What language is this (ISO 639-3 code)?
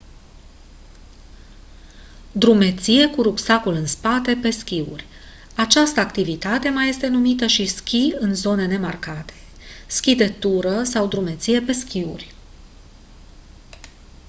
ron